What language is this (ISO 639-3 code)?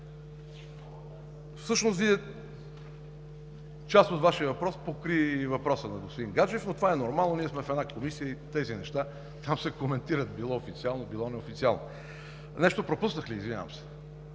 bul